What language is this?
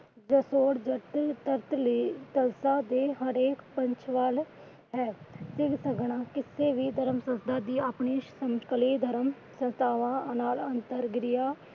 Punjabi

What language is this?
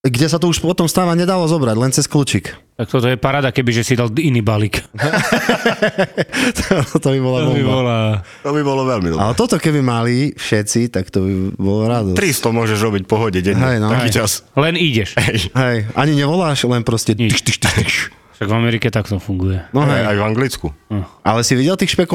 Slovak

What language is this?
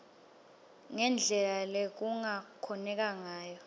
Swati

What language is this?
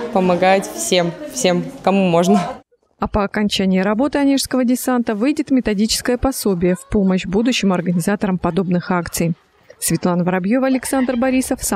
Russian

